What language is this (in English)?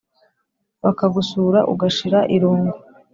Kinyarwanda